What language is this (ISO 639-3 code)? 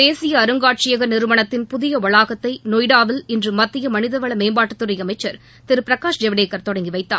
tam